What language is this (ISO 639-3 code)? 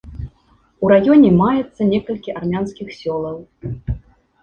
bel